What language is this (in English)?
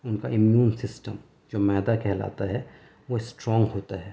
Urdu